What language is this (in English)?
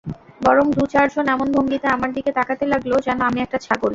Bangla